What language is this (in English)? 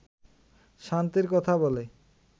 Bangla